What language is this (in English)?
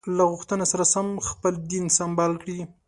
Pashto